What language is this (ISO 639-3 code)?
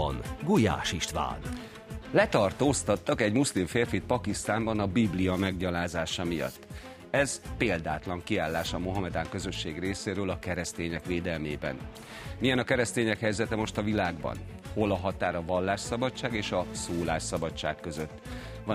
hun